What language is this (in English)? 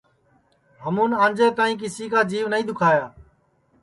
Sansi